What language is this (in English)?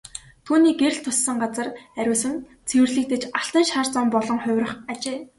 Mongolian